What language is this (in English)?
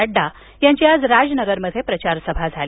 Marathi